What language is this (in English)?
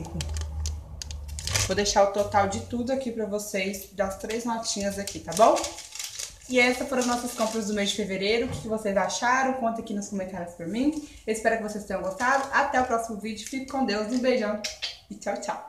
Portuguese